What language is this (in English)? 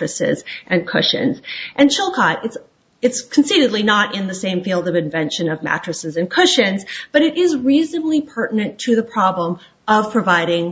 English